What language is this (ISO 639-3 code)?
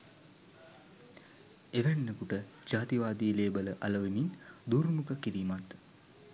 sin